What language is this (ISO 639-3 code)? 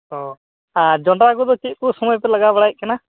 sat